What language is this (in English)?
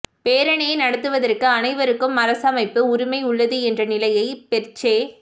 Tamil